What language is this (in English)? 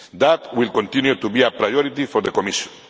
English